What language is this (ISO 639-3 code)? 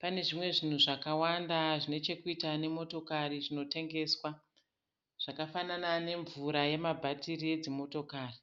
sna